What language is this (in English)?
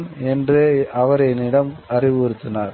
Tamil